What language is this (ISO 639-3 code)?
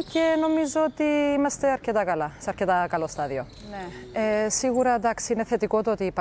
ell